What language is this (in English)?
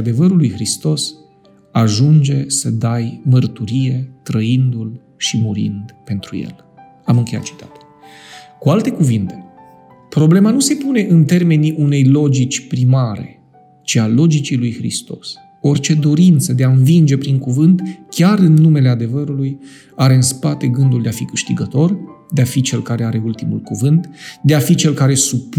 Romanian